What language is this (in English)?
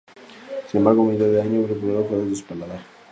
Spanish